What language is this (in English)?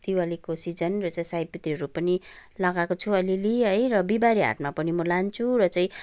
Nepali